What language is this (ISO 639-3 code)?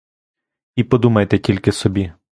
ukr